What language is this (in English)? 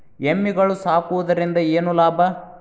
Kannada